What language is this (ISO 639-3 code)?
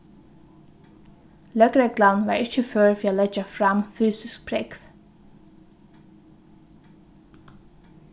fao